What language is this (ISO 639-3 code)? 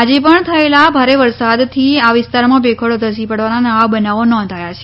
guj